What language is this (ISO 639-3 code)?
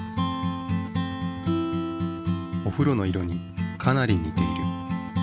jpn